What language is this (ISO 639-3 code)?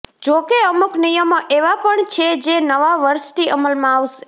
guj